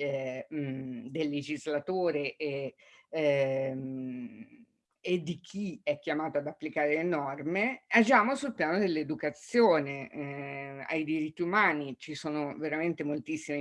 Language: Italian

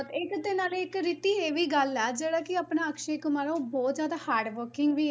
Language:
Punjabi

